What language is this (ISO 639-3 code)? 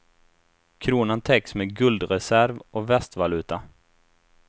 swe